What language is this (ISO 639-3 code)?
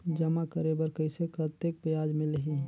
hne